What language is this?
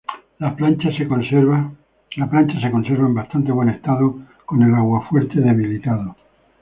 Spanish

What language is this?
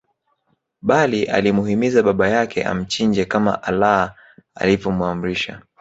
Swahili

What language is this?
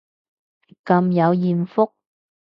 Cantonese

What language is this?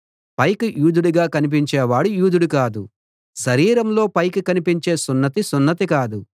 Telugu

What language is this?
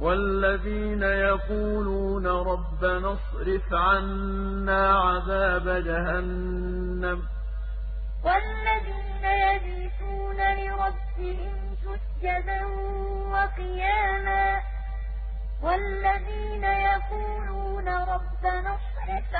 Arabic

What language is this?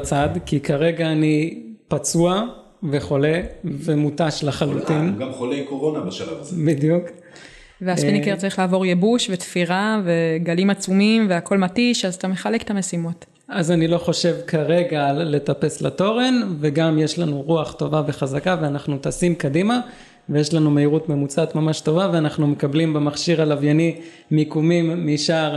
Hebrew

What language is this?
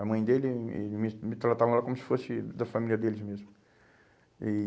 Portuguese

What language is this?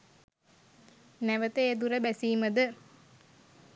Sinhala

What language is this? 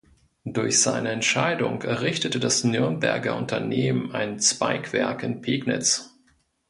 German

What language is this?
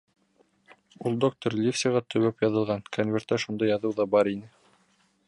Bashkir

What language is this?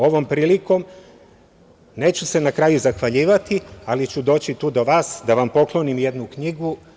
Serbian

